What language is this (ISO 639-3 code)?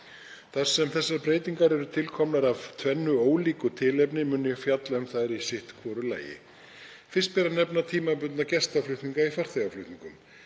isl